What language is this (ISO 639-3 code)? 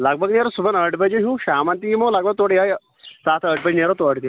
kas